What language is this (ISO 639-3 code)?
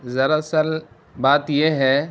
urd